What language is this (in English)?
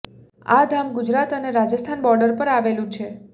Gujarati